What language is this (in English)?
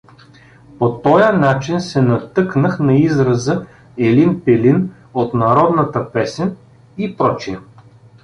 Bulgarian